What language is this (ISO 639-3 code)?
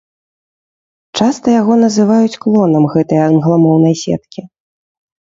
bel